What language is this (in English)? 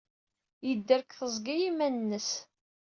Kabyle